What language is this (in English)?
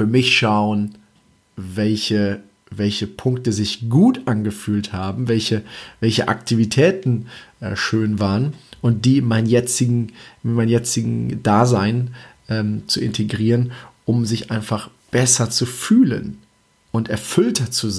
German